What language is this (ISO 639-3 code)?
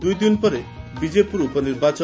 ori